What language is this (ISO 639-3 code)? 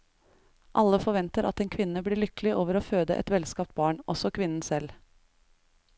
nor